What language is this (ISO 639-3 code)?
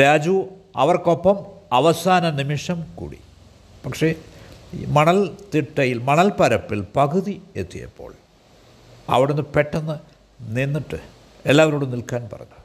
mal